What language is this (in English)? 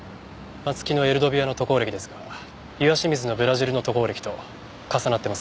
Japanese